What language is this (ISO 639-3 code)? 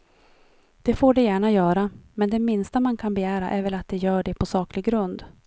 swe